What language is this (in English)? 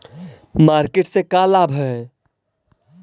Magahi